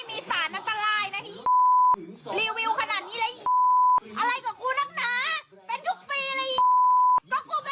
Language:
Thai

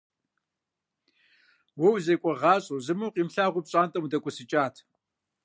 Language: Kabardian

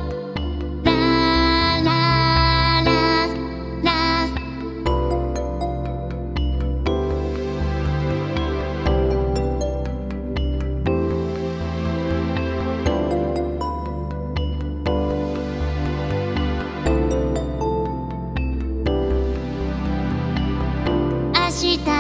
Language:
Japanese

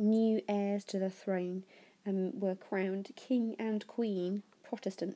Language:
English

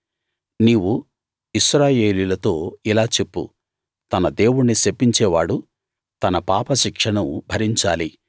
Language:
Telugu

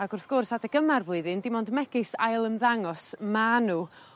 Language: Welsh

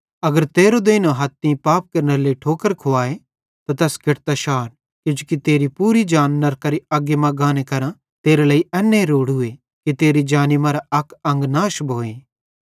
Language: Bhadrawahi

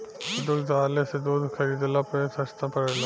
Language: Bhojpuri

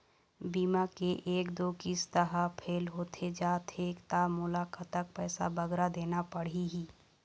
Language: Chhattisgarhi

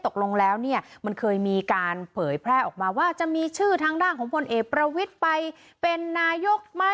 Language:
Thai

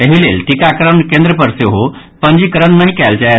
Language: Maithili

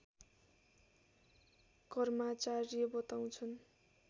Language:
Nepali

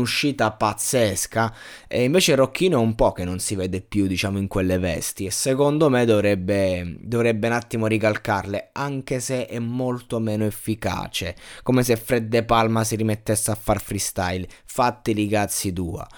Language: Italian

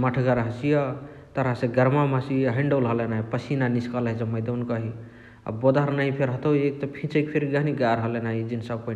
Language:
Chitwania Tharu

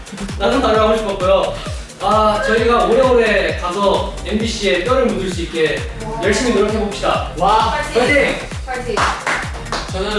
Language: Korean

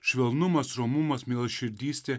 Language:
Lithuanian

